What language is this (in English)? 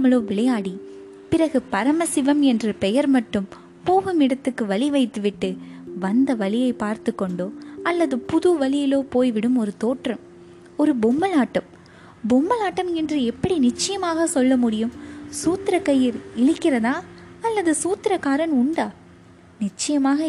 Tamil